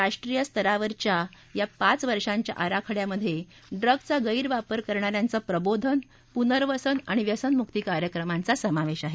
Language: Marathi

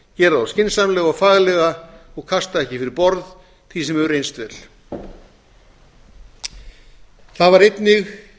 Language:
Icelandic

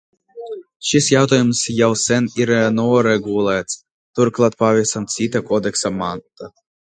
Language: Latvian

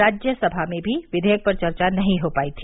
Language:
Hindi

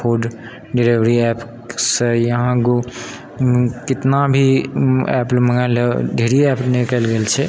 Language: Maithili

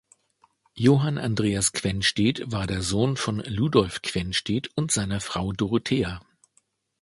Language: German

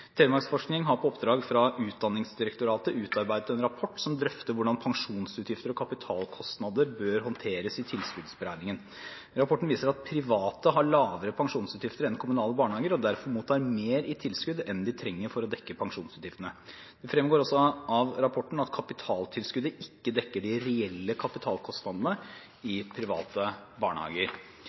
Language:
Norwegian Bokmål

